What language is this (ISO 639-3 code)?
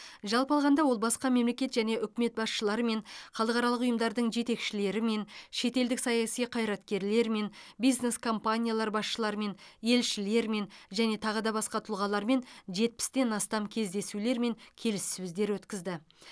kaz